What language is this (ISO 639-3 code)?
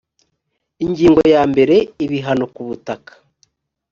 kin